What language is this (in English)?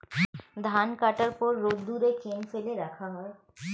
Bangla